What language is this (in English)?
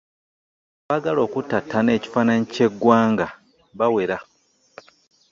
Ganda